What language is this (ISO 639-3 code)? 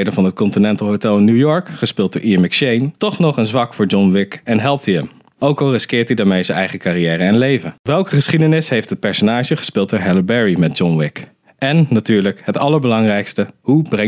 nld